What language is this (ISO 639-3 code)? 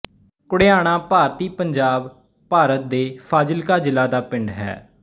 pan